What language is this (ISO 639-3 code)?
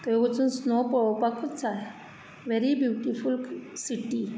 kok